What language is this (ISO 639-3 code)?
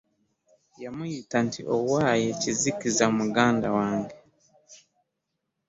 lug